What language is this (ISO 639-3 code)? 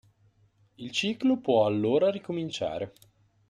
ita